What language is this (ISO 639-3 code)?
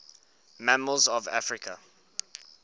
eng